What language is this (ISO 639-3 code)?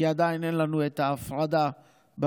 heb